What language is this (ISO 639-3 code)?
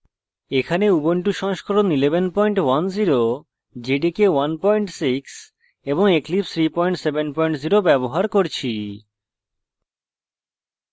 ben